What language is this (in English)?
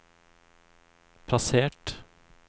Norwegian